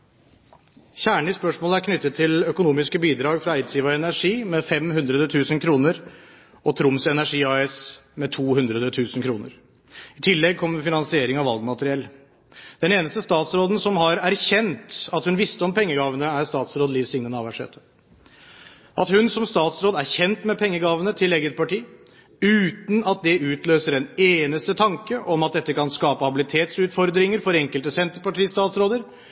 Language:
Norwegian Bokmål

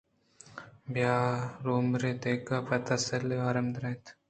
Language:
Eastern Balochi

